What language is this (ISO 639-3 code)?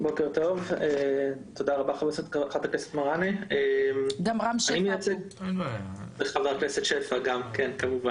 heb